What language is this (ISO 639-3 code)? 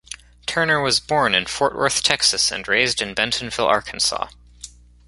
eng